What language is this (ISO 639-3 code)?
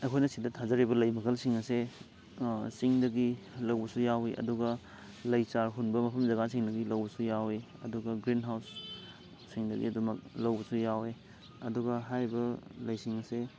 mni